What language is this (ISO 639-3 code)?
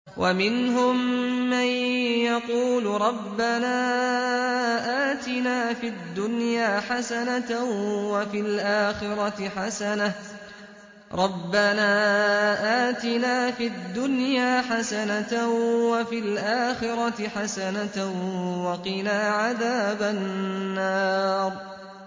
ara